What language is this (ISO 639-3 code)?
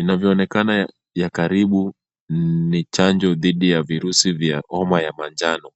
swa